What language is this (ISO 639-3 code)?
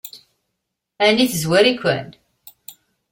kab